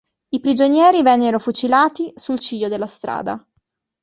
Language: Italian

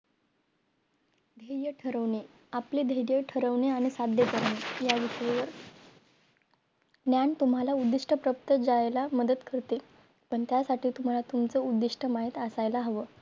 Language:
Marathi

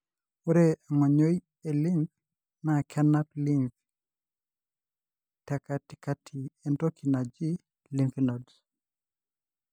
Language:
Masai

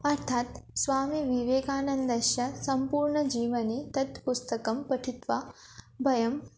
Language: Sanskrit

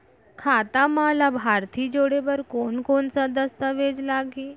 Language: Chhattisgarhi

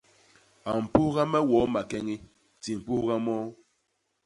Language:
Basaa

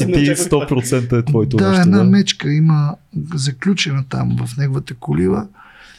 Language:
Bulgarian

